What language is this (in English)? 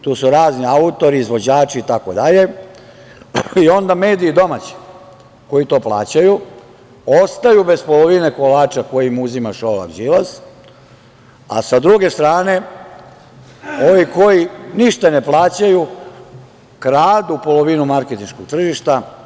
Serbian